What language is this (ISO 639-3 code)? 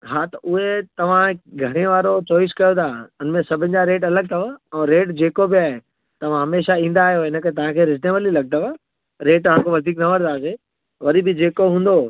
snd